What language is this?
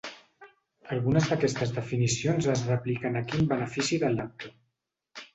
Catalan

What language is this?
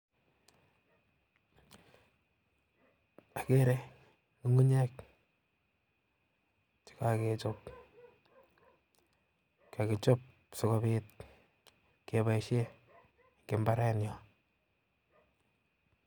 Kalenjin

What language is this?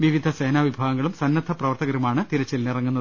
Malayalam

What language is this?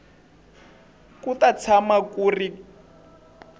Tsonga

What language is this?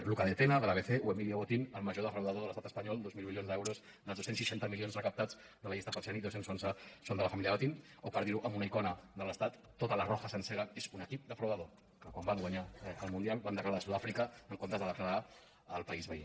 Catalan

